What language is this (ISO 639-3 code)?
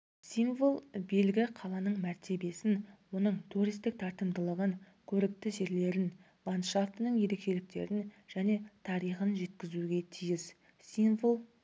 kaz